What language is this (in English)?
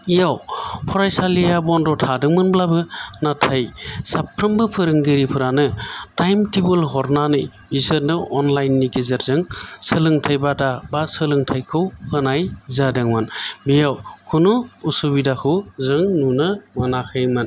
Bodo